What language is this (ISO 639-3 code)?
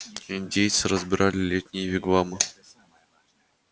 rus